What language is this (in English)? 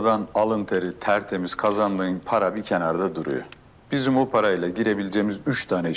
Turkish